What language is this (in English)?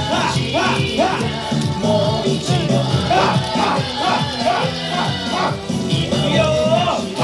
Japanese